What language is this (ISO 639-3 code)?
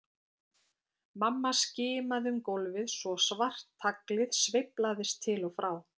isl